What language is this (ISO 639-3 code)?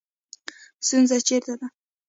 pus